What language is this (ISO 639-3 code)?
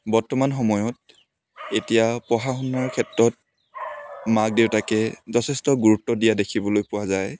asm